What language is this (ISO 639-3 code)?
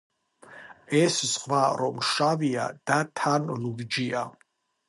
kat